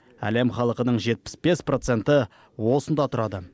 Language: Kazakh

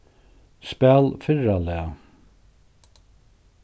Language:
Faroese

